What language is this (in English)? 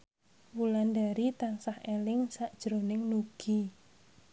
Javanese